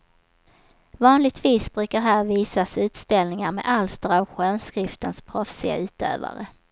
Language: Swedish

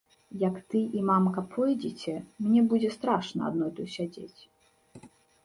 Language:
Belarusian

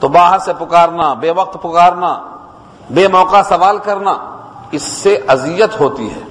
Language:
Urdu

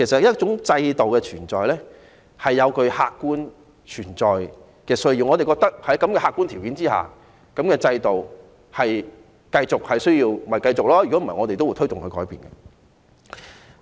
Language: Cantonese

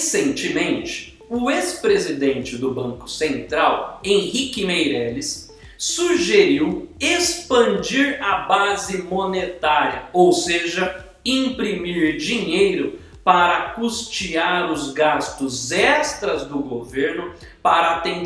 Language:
Portuguese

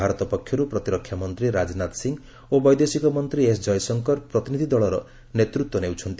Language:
Odia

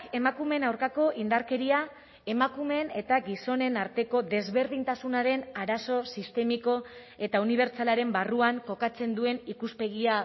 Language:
Basque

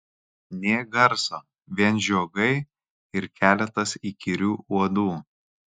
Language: Lithuanian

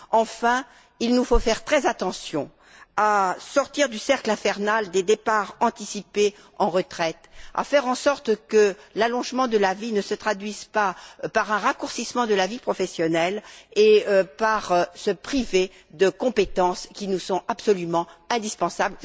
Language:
French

